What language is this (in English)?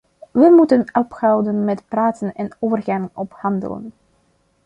Dutch